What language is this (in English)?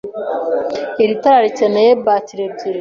Kinyarwanda